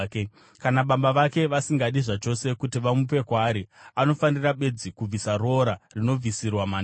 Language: Shona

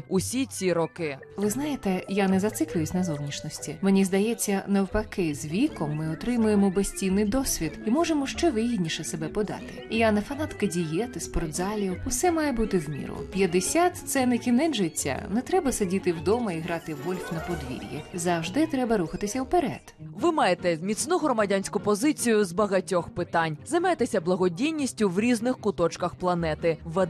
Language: Ukrainian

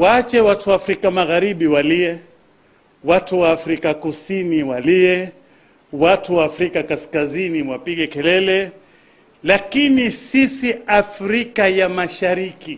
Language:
Swahili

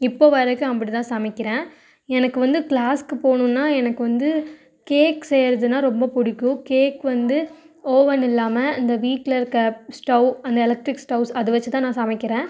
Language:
Tamil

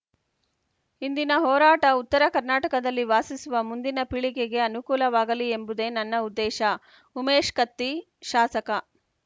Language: Kannada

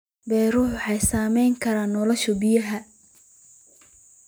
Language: Somali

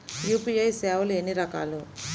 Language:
Telugu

